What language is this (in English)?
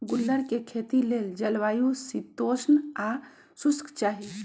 Magahi